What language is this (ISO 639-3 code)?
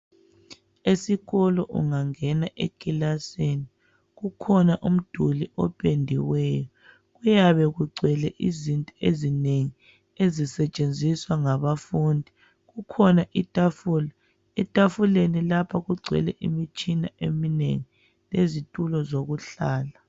nde